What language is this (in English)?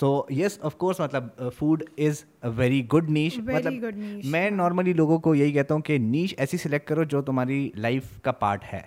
Urdu